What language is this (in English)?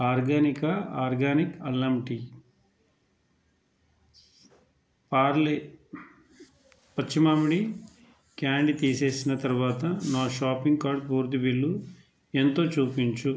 Telugu